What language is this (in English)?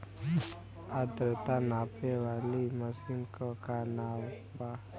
Bhojpuri